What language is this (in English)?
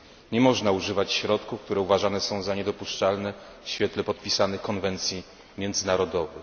Polish